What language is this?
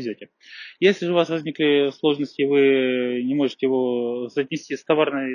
Russian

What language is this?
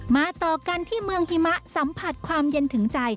Thai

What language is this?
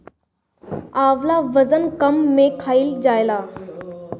Bhojpuri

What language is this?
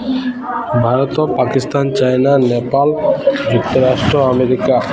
Odia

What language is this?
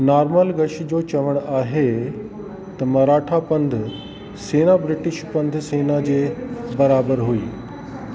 Sindhi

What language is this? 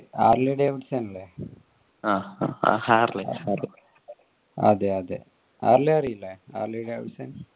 Malayalam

